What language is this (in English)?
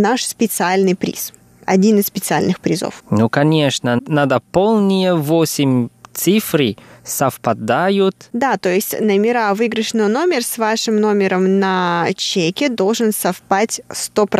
Russian